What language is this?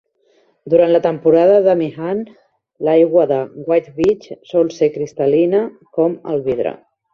Catalan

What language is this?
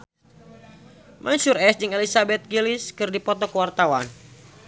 Sundanese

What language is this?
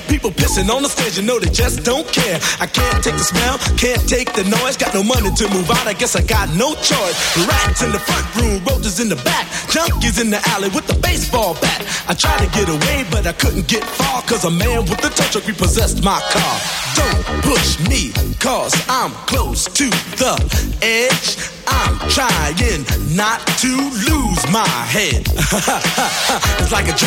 Polish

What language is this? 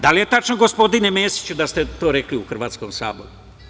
Serbian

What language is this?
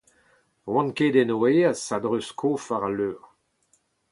Breton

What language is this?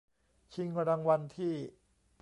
Thai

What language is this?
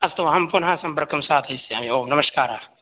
Sanskrit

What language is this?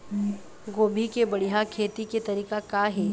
Chhattisgarhi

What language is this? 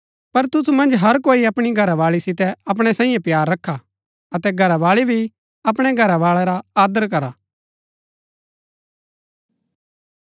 Gaddi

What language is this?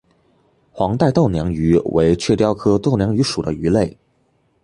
Chinese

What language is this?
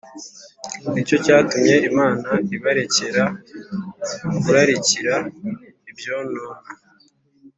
Kinyarwanda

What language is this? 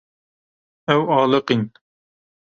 Kurdish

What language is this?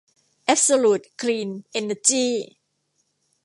Thai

